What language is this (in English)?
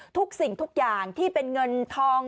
Thai